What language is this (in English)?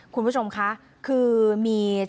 Thai